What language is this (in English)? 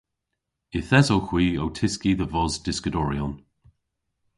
Cornish